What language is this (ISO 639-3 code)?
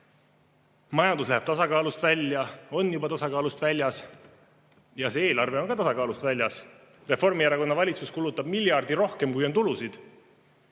est